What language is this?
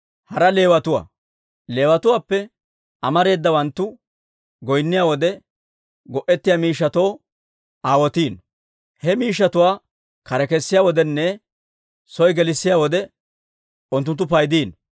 Dawro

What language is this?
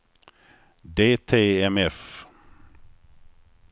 Swedish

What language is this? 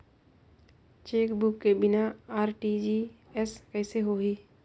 Chhattisgarhi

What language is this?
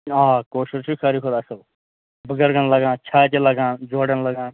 Kashmiri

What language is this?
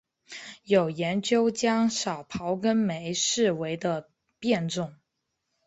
Chinese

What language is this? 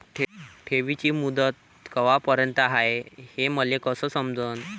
Marathi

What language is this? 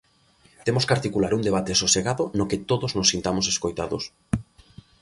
Galician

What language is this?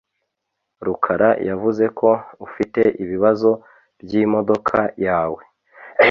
Kinyarwanda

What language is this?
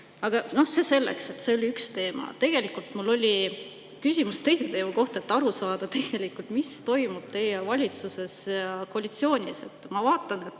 Estonian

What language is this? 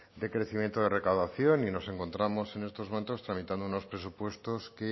Spanish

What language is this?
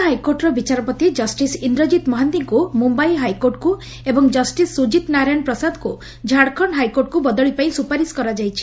Odia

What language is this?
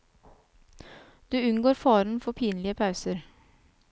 Norwegian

